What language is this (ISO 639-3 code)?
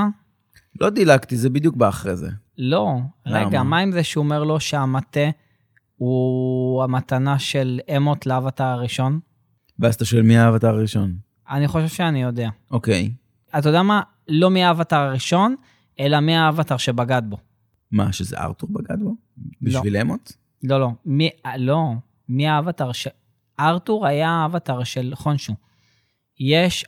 heb